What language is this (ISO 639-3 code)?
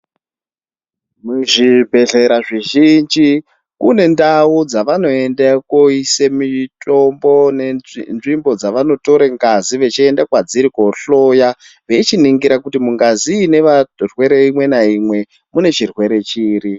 ndc